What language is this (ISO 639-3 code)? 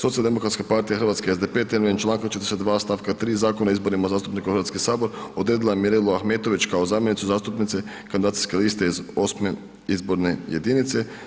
hrv